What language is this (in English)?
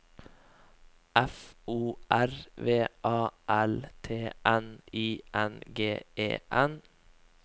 Norwegian